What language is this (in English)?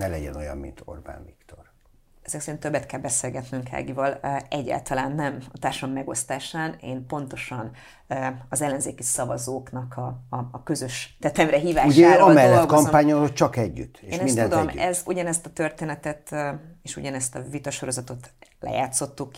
Hungarian